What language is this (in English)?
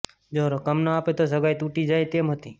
Gujarati